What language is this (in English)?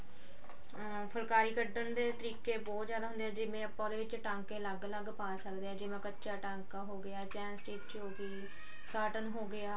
Punjabi